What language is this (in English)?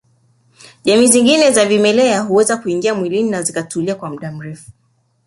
Swahili